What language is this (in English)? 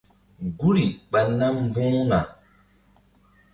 Mbum